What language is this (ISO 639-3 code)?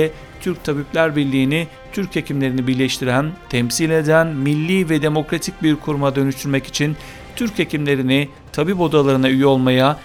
tur